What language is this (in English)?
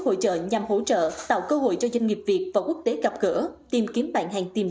Vietnamese